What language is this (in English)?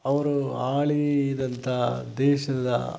Kannada